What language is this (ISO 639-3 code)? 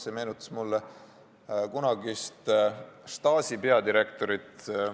est